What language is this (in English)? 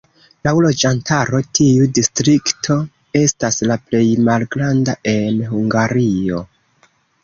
Esperanto